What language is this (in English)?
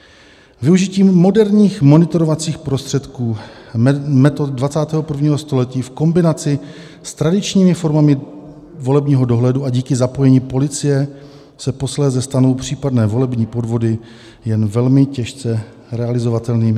Czech